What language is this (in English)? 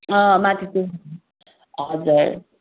Nepali